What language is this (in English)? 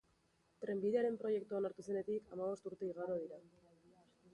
Basque